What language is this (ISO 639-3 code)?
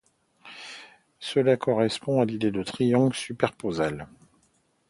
fra